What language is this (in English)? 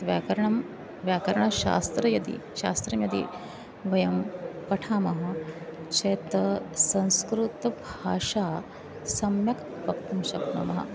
Sanskrit